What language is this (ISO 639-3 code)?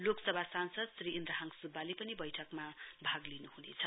nep